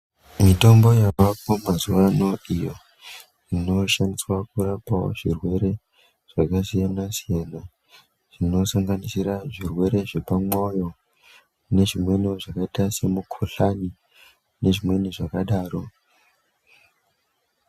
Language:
Ndau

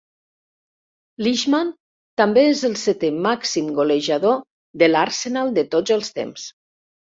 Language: Catalan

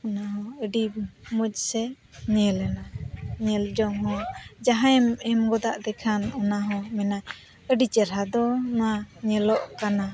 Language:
Santali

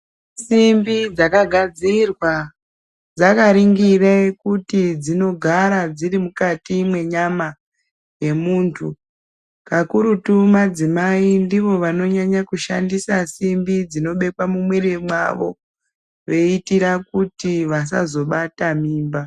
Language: Ndau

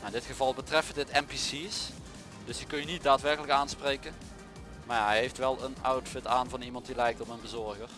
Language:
Dutch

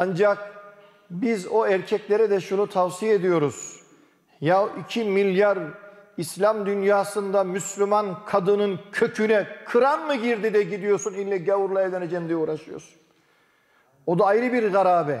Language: Turkish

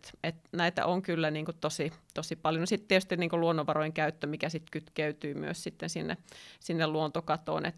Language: Finnish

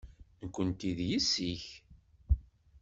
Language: Kabyle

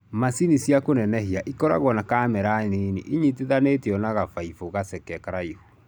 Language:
Kikuyu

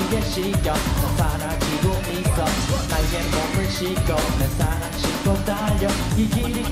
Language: Korean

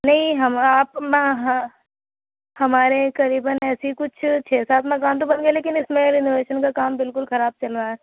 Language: Urdu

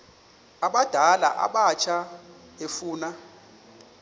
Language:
Xhosa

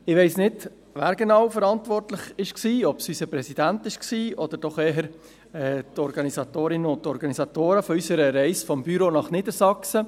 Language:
Swiss German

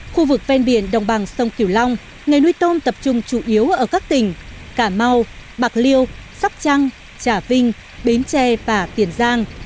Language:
Vietnamese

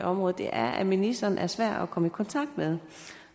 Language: Danish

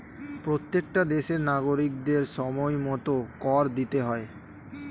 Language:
Bangla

